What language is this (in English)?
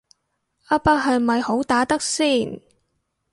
Cantonese